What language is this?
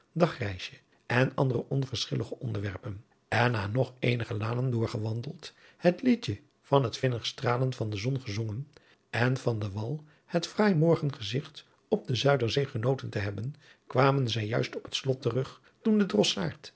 Dutch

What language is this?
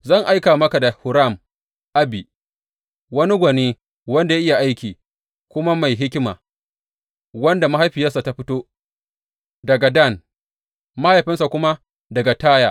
Hausa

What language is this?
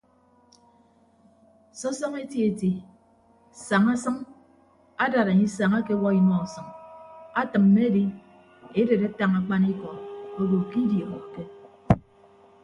Ibibio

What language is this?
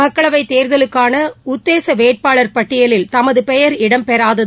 Tamil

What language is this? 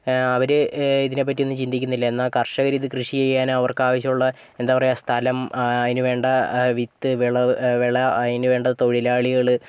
Malayalam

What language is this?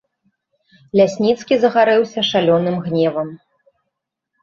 Belarusian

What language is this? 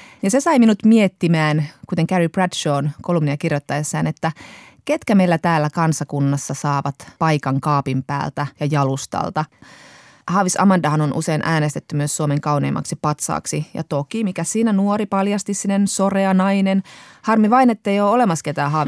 Finnish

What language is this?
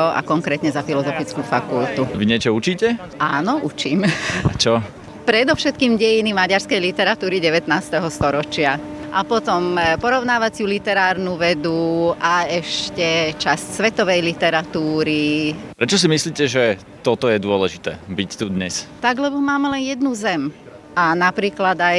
Slovak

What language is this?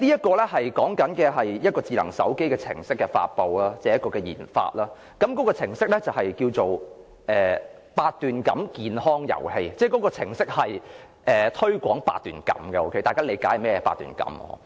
Cantonese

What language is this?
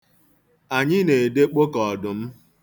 Igbo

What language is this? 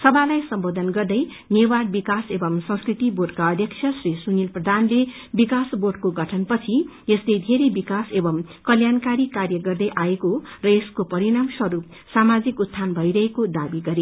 Nepali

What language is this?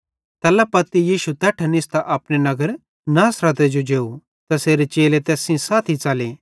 Bhadrawahi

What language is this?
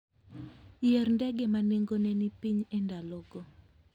Luo (Kenya and Tanzania)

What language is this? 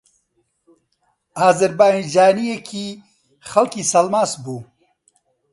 Central Kurdish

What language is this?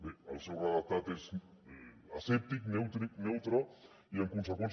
Catalan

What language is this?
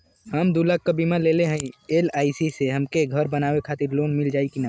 Bhojpuri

